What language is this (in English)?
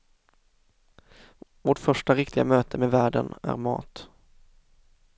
Swedish